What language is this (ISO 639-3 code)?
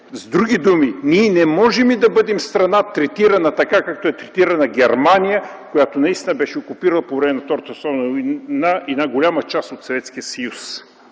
bul